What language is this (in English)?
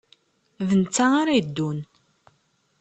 Kabyle